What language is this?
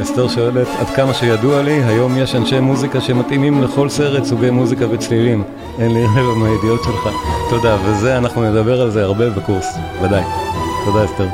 Hebrew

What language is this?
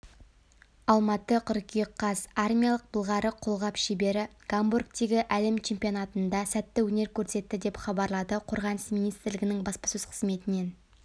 Kazakh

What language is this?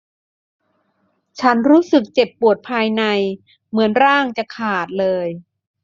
Thai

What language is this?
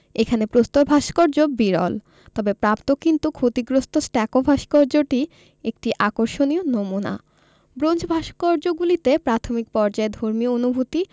Bangla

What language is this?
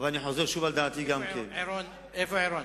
Hebrew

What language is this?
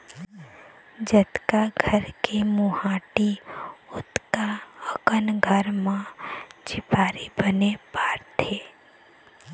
Chhattisgarhi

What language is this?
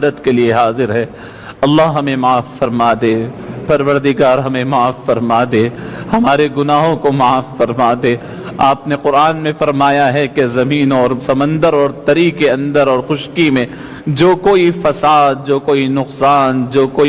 Urdu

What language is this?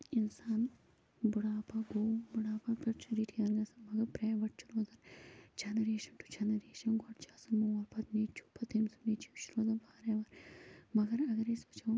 Kashmiri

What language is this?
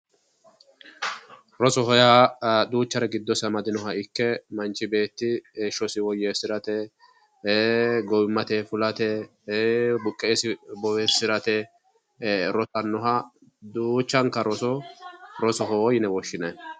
Sidamo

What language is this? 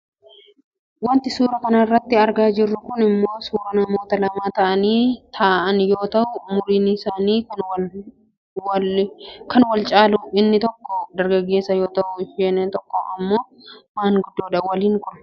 Oromo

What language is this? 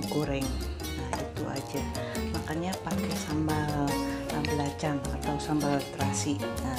Indonesian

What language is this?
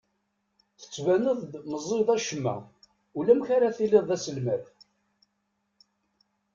Kabyle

